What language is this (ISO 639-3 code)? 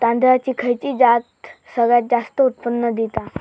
mar